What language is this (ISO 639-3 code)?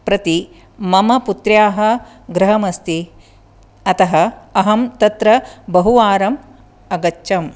san